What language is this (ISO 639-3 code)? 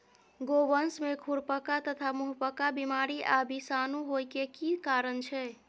mai